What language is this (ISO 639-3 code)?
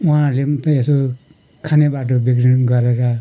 nep